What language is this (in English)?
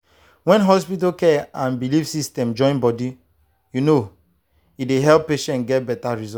Nigerian Pidgin